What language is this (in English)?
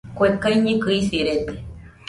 Nüpode Huitoto